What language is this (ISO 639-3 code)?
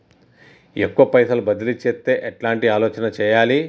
tel